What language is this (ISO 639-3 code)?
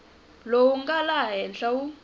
tso